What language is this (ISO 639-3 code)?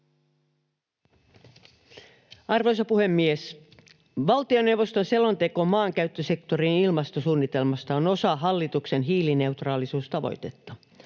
fin